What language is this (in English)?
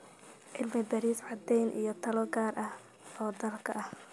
Somali